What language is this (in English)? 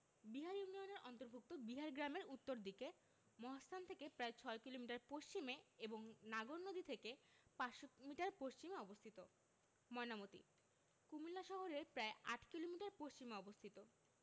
Bangla